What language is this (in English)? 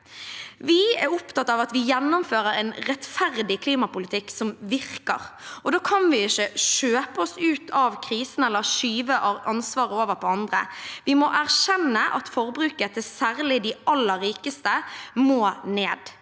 Norwegian